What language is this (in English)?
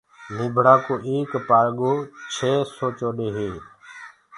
Gurgula